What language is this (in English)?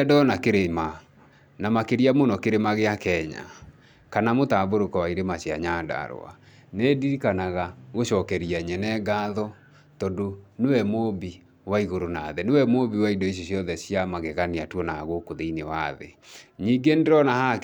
Kikuyu